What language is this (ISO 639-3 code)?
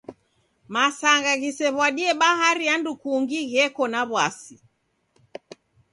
dav